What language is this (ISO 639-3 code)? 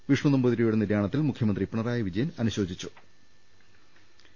mal